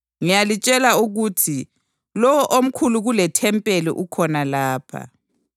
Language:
North Ndebele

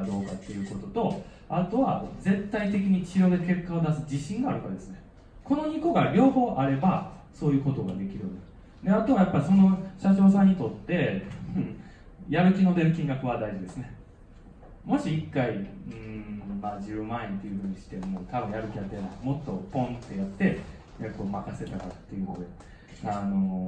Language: Japanese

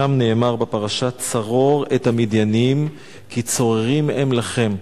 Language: Hebrew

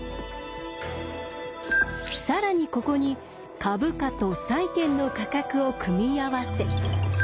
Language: Japanese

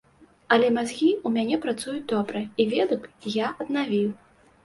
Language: Belarusian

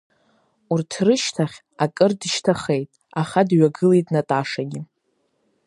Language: Abkhazian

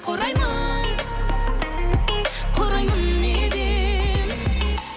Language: Kazakh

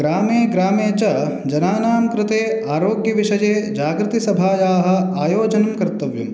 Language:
Sanskrit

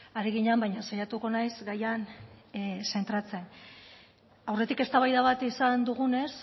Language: Basque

